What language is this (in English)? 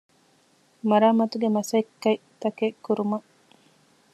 Divehi